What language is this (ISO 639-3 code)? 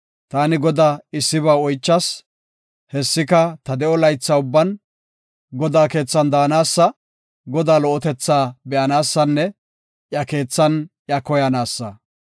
gof